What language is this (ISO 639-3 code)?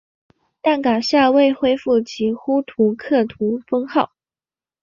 zho